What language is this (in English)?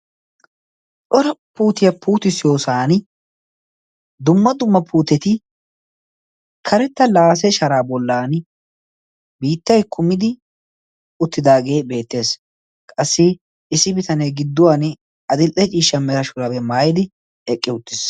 Wolaytta